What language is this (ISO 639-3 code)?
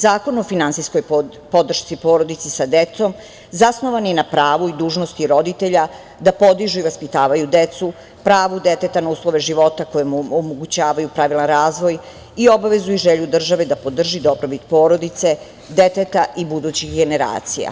srp